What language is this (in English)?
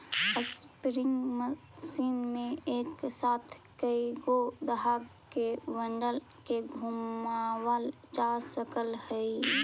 Magahi